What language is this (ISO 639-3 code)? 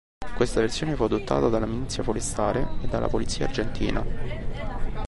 ita